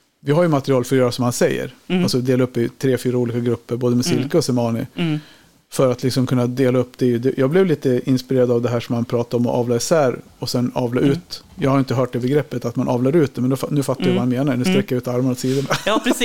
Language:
Swedish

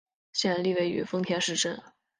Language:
Chinese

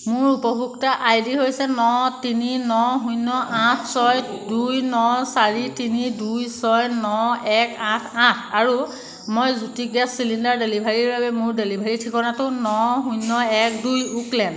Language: Assamese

